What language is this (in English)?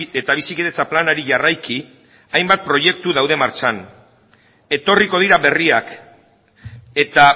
Basque